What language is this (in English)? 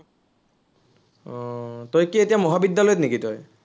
Assamese